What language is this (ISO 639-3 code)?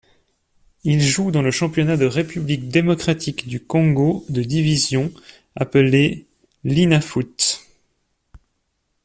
fra